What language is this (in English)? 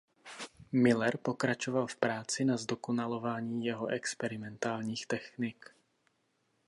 Czech